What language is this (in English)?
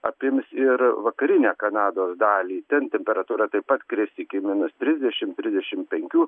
Lithuanian